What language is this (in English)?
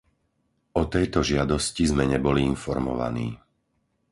Slovak